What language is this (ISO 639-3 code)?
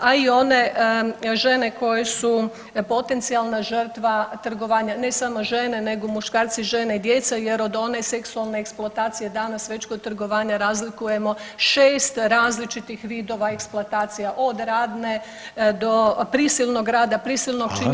hrv